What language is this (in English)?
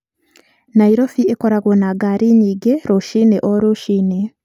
Kikuyu